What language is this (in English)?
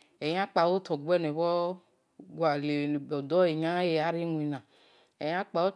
Esan